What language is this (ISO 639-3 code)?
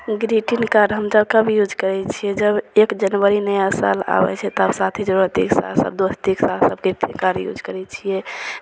mai